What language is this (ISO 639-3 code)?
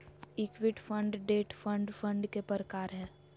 mag